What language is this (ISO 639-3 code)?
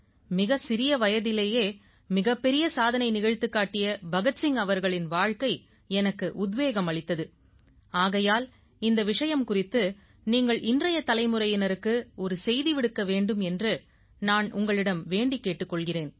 tam